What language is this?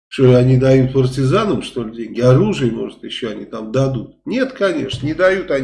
Russian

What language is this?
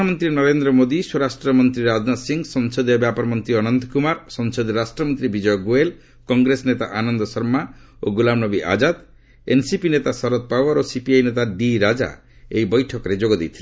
Odia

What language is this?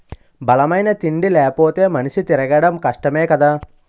Telugu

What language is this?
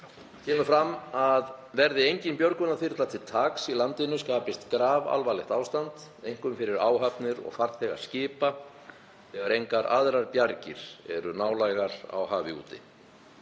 Icelandic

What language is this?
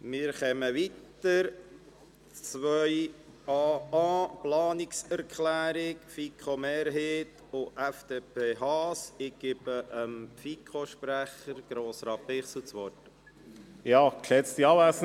Swiss German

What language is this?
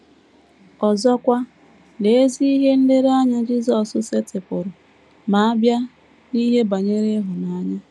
Igbo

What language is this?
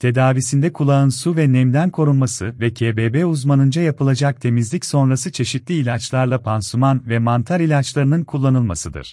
Turkish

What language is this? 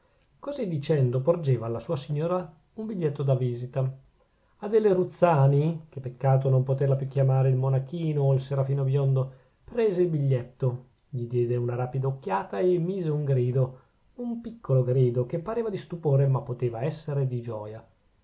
Italian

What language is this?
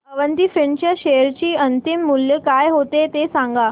Marathi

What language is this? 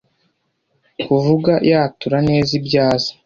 Kinyarwanda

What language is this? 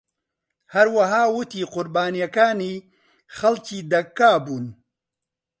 Central Kurdish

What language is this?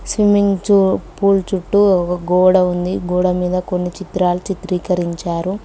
Telugu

